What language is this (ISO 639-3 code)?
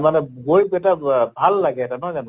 asm